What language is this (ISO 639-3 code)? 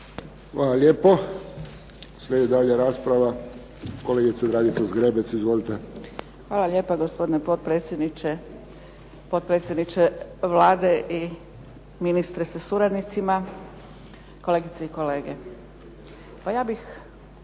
hrv